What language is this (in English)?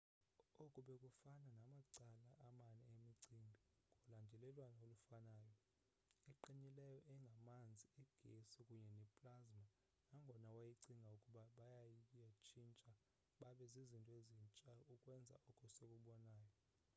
Xhosa